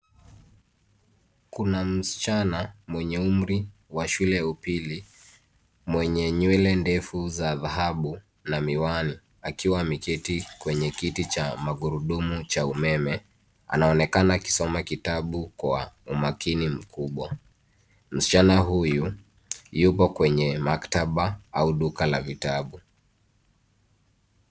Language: Swahili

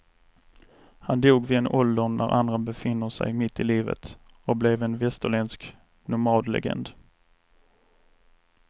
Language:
Swedish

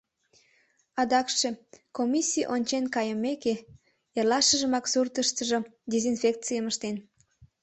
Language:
Mari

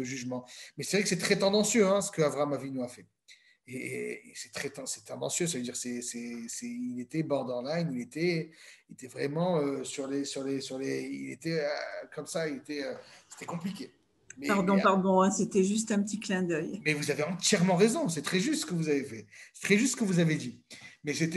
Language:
French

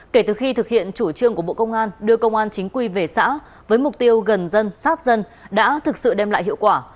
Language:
Vietnamese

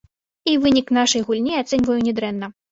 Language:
Belarusian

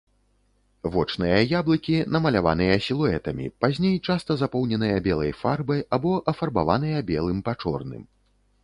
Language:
Belarusian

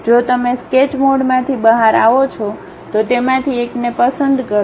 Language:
Gujarati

